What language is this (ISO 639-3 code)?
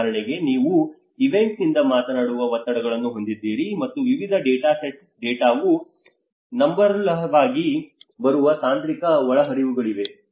kan